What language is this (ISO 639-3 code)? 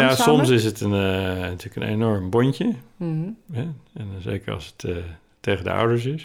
nld